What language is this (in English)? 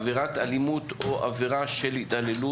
Hebrew